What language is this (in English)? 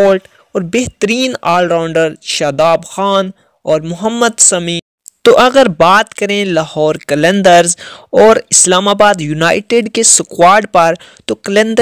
Dutch